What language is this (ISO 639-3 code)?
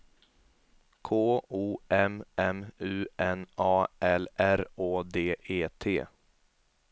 swe